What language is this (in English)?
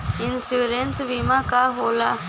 Bhojpuri